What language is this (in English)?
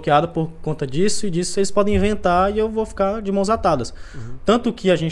Portuguese